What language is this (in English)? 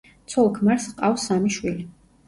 Georgian